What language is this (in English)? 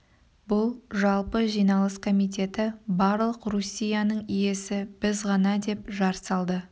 Kazakh